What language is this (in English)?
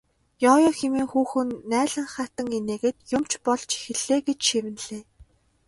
Mongolian